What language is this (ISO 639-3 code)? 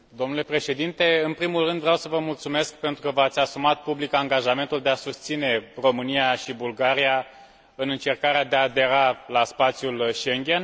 ron